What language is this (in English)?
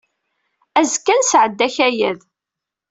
Kabyle